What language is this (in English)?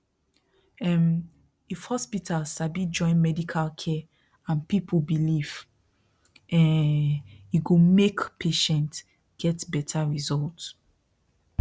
Nigerian Pidgin